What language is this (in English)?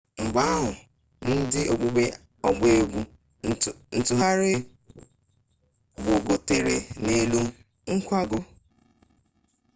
Igbo